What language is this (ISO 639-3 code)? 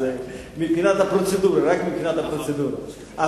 heb